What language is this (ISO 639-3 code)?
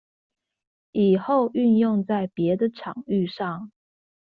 zho